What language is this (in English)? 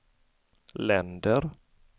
Swedish